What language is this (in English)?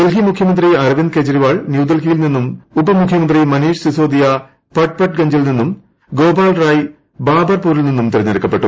Malayalam